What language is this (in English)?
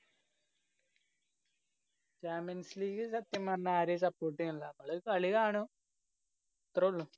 Malayalam